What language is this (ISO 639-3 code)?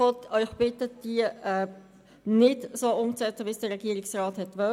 gsw